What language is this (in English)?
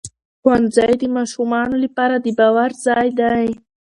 Pashto